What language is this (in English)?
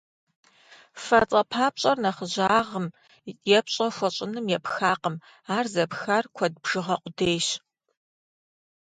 Kabardian